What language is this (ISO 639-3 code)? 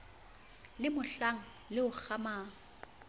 sot